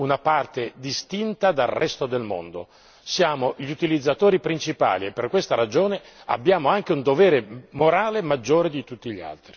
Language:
Italian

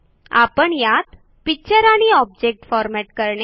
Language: Marathi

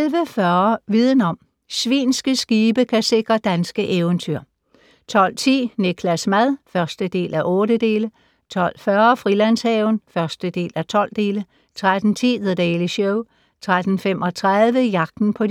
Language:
Danish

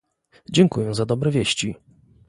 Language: Polish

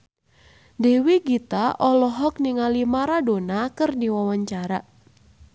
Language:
Sundanese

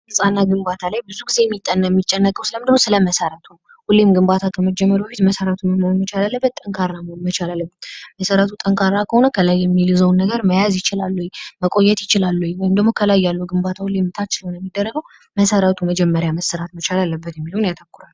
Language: Amharic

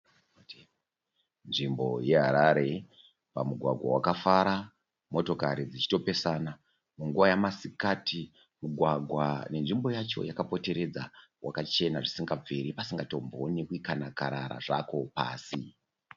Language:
Shona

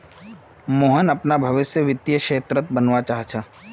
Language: Magahi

